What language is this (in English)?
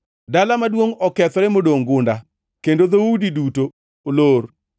Luo (Kenya and Tanzania)